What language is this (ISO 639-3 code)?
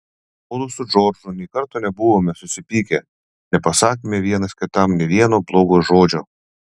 lit